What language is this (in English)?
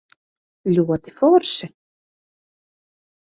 Latvian